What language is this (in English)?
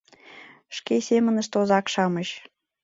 Mari